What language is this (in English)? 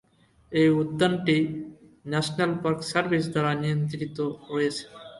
Bangla